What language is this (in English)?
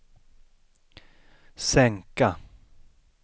Swedish